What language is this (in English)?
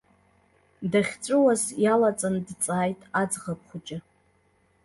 Abkhazian